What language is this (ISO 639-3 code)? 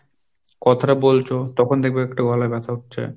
ben